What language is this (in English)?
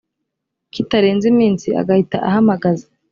Kinyarwanda